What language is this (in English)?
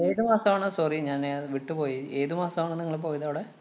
Malayalam